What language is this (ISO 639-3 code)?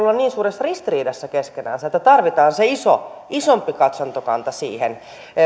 fin